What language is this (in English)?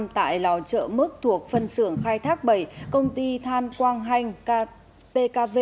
Vietnamese